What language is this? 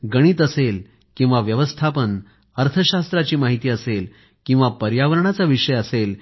Marathi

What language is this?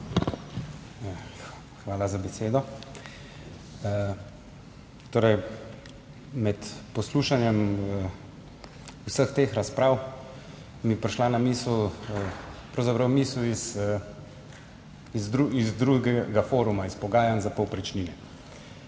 Slovenian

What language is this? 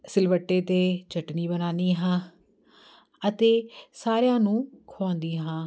Punjabi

